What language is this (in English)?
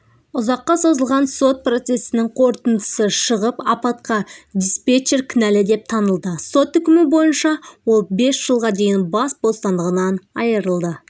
Kazakh